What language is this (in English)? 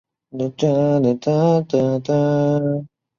Chinese